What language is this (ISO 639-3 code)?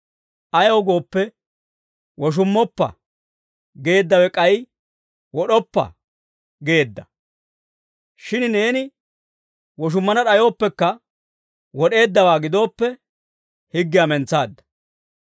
dwr